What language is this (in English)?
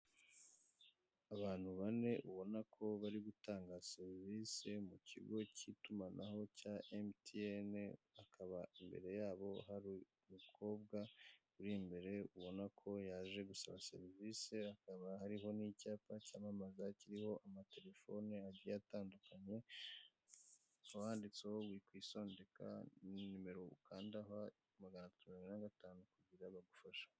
Kinyarwanda